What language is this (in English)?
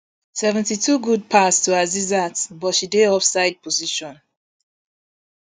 Nigerian Pidgin